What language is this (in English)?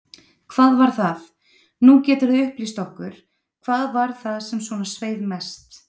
Icelandic